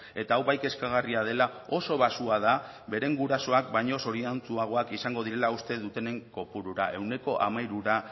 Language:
Basque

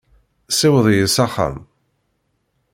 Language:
Kabyle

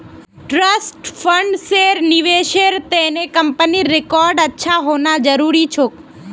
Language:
Magahi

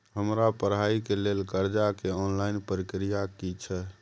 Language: Maithili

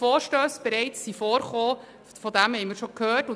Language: Swiss German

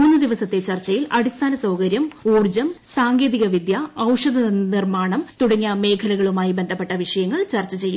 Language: Malayalam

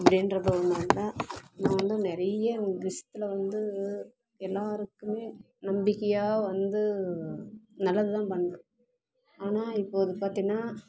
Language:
Tamil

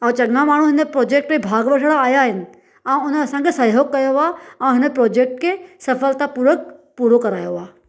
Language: Sindhi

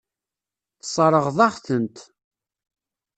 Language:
Kabyle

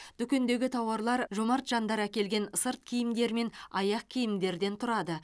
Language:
Kazakh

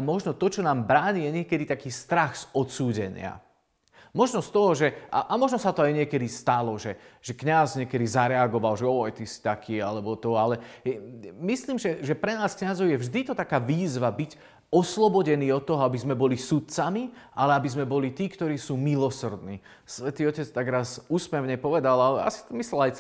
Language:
Slovak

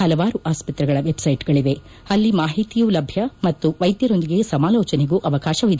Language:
Kannada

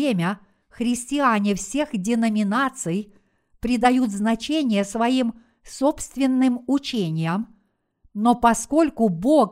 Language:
Russian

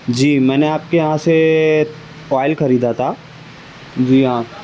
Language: Urdu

